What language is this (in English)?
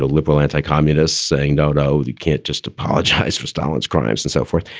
English